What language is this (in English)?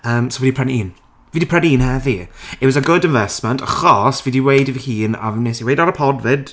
Welsh